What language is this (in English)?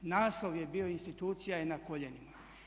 Croatian